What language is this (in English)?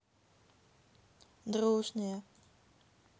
Russian